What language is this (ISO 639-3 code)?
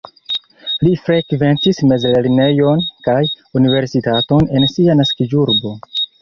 epo